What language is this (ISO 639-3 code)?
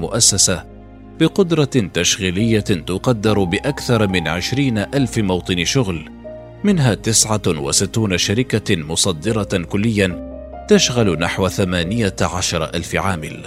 ara